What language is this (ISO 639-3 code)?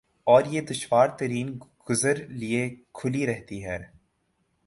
urd